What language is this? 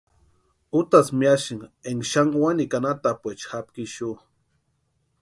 Western Highland Purepecha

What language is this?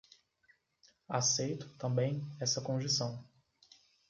Portuguese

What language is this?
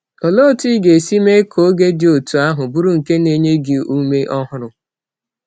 Igbo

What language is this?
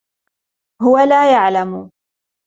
Arabic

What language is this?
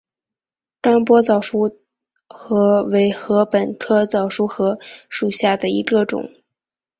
Chinese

